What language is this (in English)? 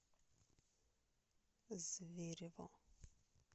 Russian